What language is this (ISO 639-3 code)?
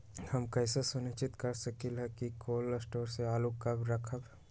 mag